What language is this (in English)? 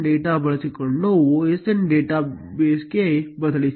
Kannada